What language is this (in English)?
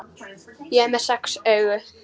Icelandic